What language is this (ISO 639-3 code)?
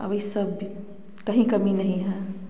hin